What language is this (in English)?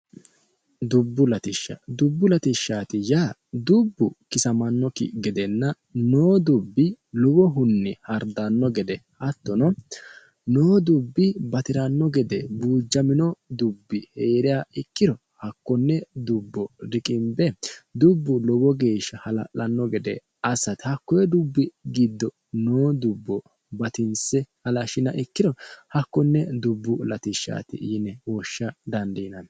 Sidamo